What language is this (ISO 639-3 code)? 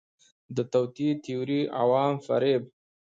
pus